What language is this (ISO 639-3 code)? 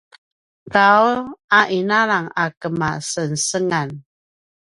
pwn